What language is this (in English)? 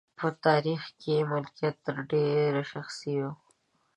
Pashto